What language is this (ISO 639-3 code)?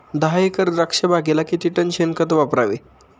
mar